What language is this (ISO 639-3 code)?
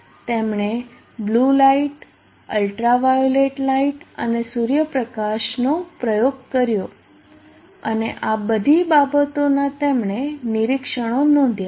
guj